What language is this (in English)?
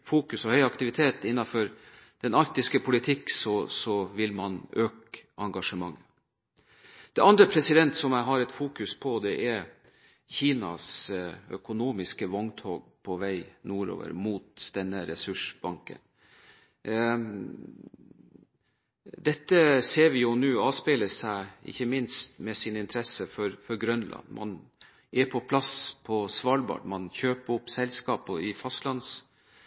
Norwegian Bokmål